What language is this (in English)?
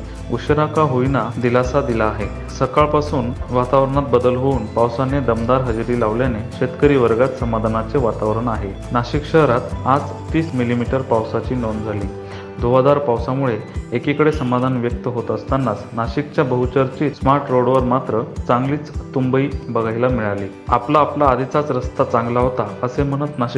Marathi